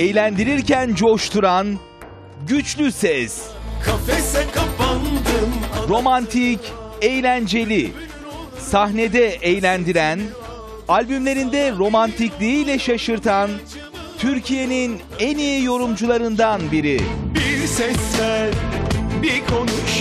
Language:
Turkish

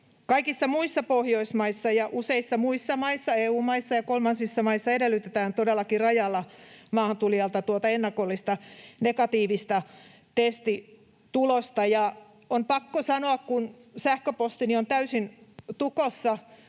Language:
Finnish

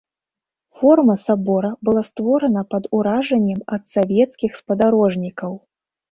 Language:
Belarusian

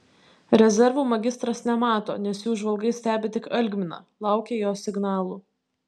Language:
Lithuanian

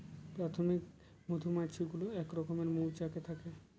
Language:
Bangla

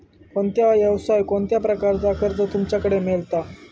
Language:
Marathi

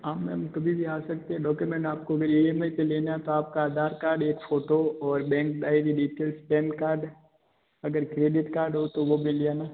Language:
Hindi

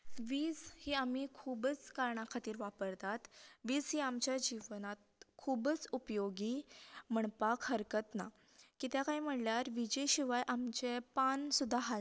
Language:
Konkani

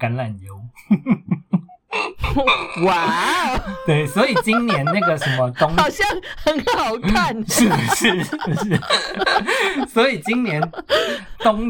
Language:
Chinese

